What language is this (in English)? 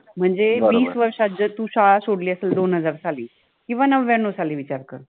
Marathi